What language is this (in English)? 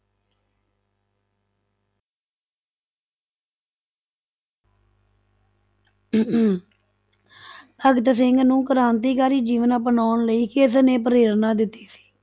Punjabi